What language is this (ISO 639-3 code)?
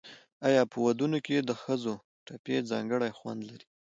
pus